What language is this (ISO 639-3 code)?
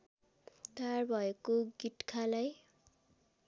nep